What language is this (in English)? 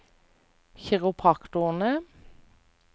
Norwegian